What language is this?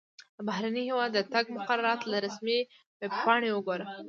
Pashto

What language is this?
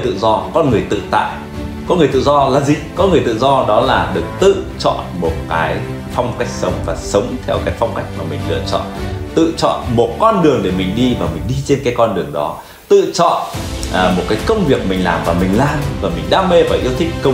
Vietnamese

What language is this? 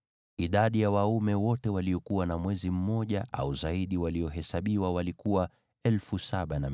Swahili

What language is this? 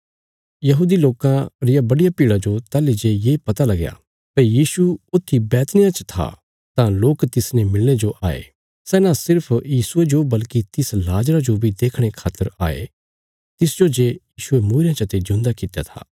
Bilaspuri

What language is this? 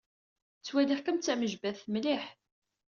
Kabyle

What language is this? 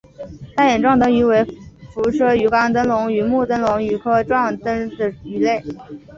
Chinese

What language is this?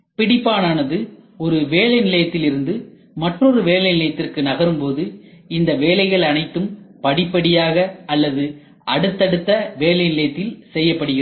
Tamil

